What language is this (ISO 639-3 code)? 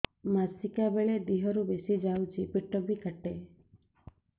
ori